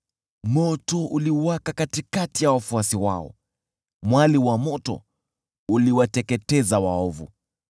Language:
Swahili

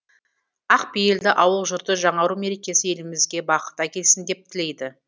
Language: Kazakh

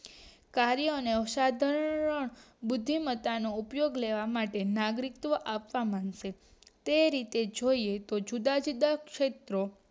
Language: Gujarati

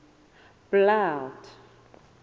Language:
Southern Sotho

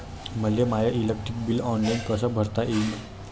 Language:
Marathi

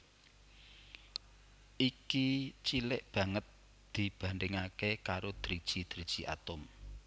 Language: Javanese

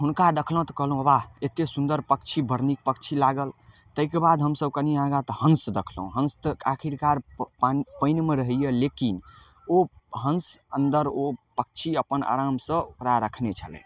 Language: Maithili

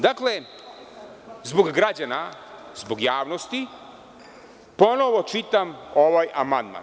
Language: Serbian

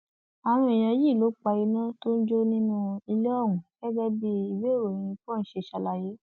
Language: Yoruba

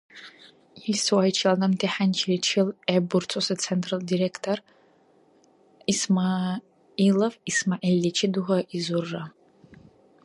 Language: Dargwa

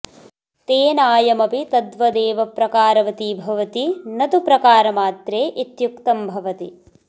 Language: Sanskrit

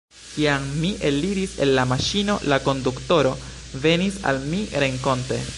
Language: Esperanto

